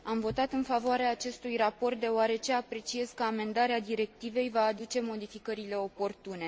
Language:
Romanian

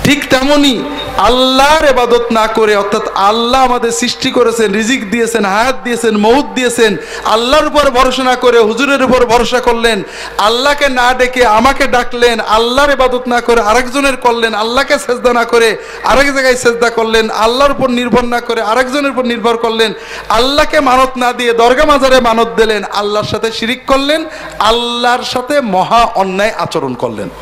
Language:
Bangla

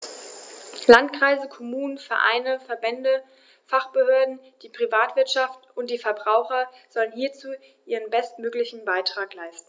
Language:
German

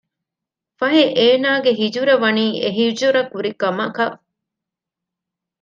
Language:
Divehi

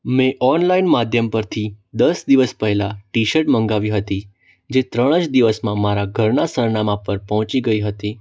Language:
Gujarati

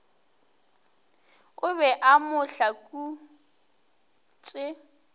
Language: Northern Sotho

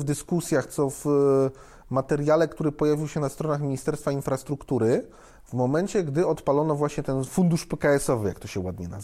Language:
Polish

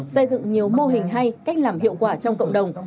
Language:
Vietnamese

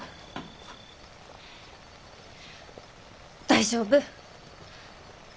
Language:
Japanese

